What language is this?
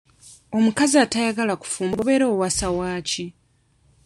Ganda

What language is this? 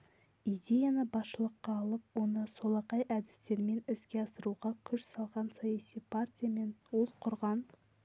Kazakh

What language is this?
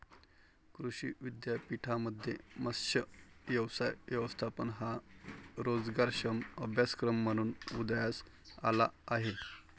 Marathi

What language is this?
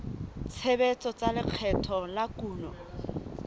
Southern Sotho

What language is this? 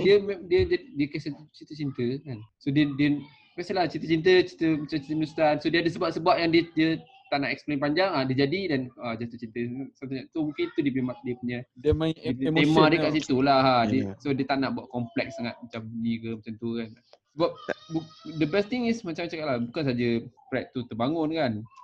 Malay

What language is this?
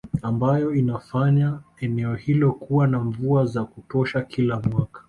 Swahili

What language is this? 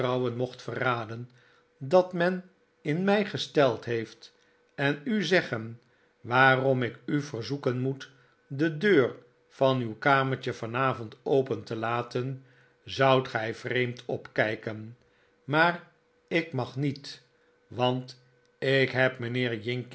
Dutch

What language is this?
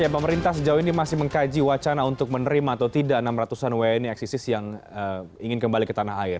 Indonesian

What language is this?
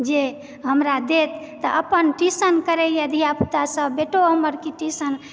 Maithili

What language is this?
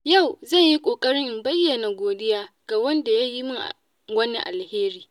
Hausa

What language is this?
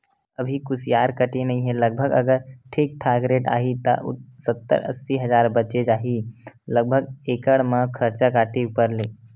Chhattisgarhi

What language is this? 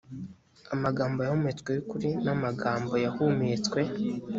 Kinyarwanda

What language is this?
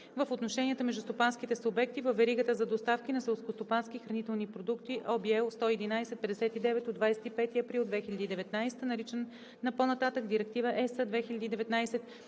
Bulgarian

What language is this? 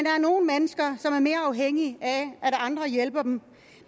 Danish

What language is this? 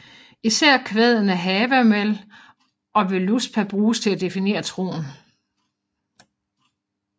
Danish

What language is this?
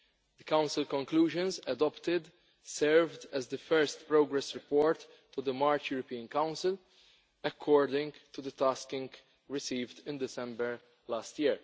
English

